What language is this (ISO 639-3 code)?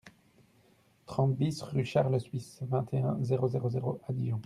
fra